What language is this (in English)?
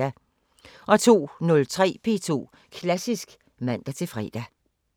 Danish